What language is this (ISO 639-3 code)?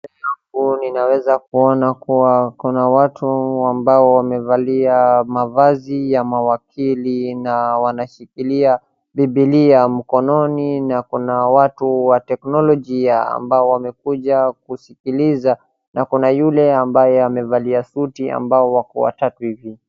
swa